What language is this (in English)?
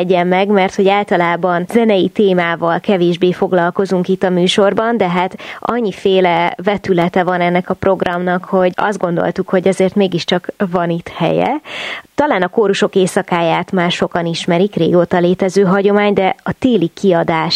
Hungarian